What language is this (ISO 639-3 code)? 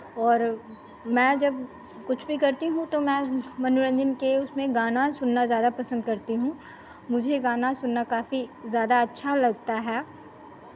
hin